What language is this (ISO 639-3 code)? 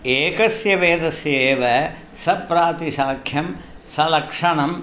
san